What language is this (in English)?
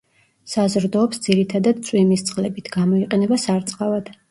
Georgian